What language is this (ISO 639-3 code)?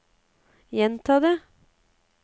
nor